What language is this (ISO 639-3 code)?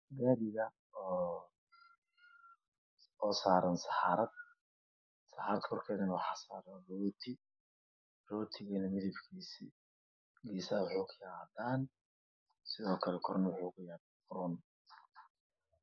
som